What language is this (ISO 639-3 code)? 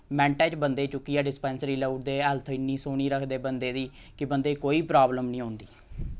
doi